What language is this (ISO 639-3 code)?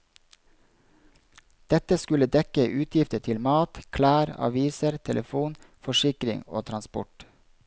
nor